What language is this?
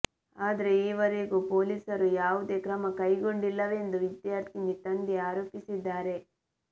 Kannada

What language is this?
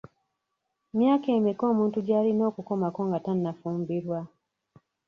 Ganda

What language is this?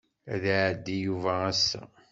Kabyle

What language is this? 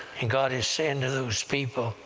English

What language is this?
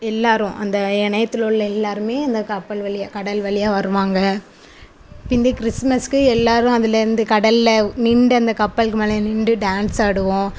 Tamil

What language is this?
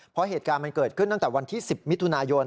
Thai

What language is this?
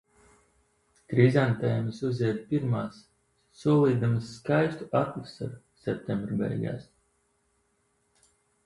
Latvian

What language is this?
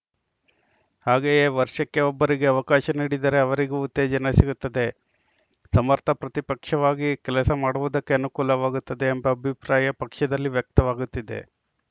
Kannada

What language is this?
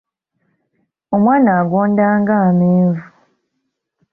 Ganda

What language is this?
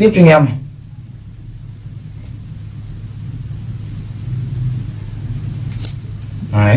Vietnamese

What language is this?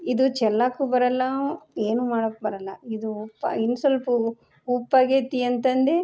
Kannada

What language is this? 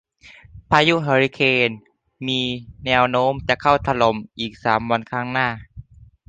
Thai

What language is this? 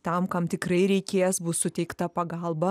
Lithuanian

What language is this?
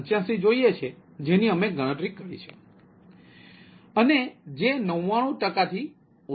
Gujarati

